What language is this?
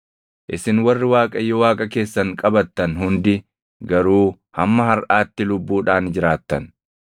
Oromo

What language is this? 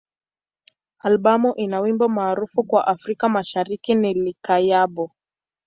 Swahili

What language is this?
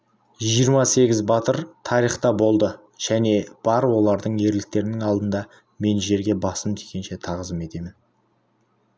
Kazakh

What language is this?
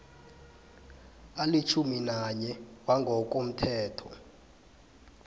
South Ndebele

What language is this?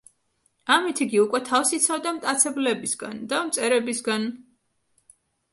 Georgian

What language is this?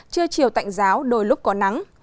Vietnamese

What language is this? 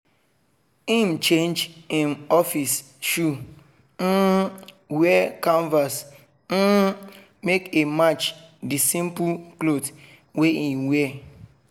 Nigerian Pidgin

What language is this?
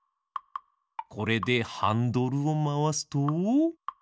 Japanese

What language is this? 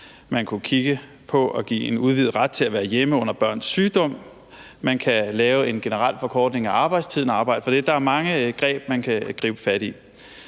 Danish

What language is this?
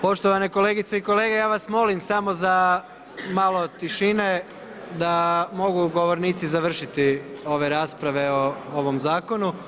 Croatian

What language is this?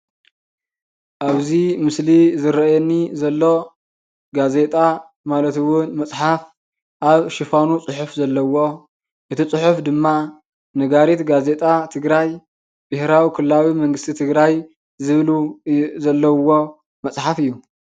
Tigrinya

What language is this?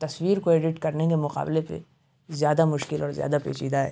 Urdu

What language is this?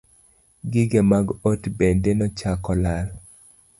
Luo (Kenya and Tanzania)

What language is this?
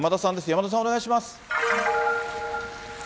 Japanese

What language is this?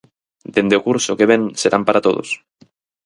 Galician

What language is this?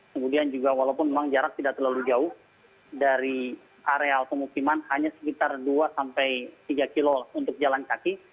Indonesian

